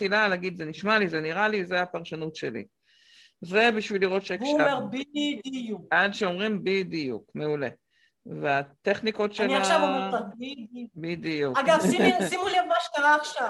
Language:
Hebrew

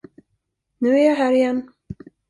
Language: Swedish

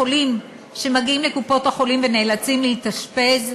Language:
Hebrew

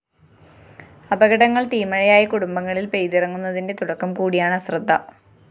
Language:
Malayalam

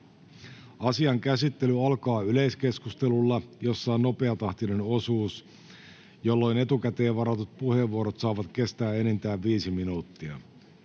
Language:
Finnish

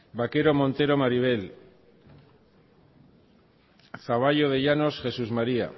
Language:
Basque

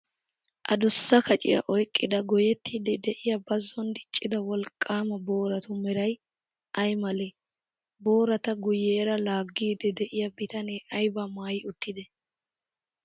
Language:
Wolaytta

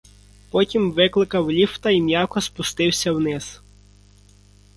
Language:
Ukrainian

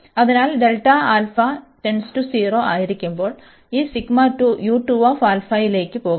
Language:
Malayalam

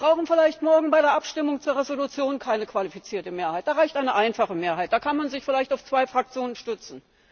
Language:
German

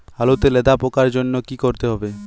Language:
Bangla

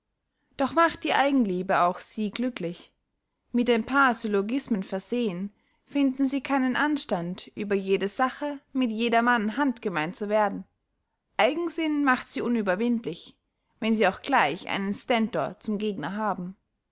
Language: German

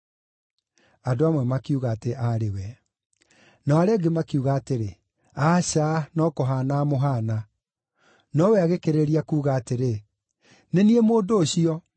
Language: Kikuyu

